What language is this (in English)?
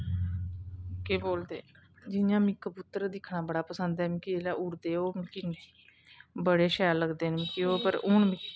Dogri